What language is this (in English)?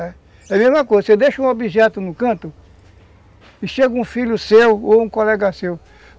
Portuguese